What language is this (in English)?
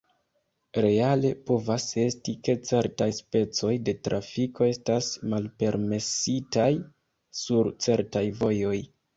Esperanto